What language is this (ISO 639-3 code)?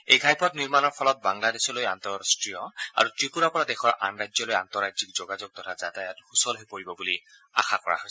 asm